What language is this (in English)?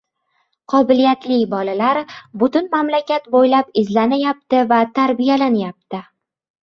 Uzbek